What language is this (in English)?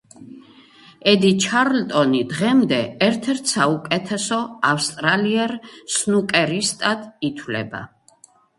Georgian